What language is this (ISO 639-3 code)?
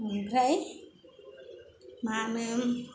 brx